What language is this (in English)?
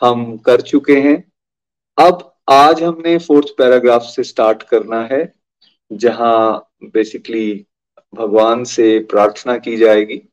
Hindi